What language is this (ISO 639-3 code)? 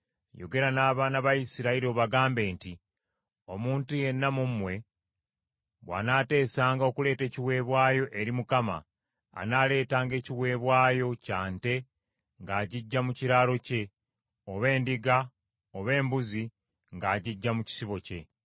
lug